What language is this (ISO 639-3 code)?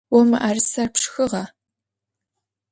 ady